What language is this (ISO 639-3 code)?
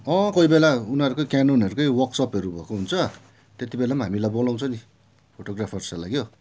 nep